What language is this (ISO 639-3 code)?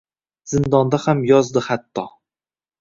uzb